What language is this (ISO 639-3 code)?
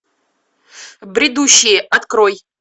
rus